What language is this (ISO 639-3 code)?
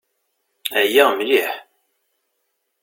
kab